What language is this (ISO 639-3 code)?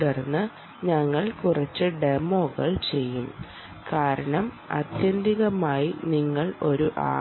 mal